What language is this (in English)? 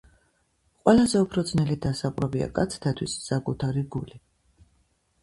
Georgian